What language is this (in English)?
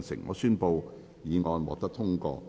Cantonese